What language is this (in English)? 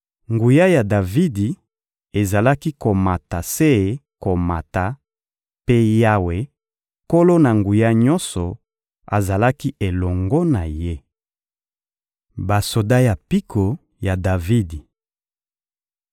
Lingala